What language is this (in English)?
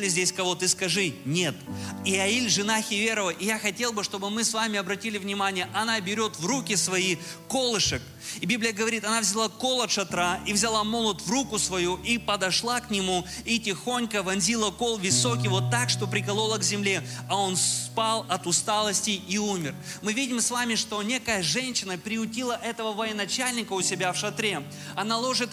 Russian